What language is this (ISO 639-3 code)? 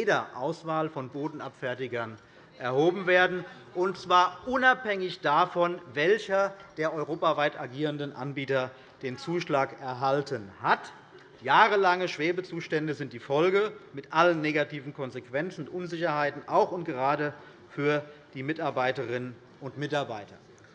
deu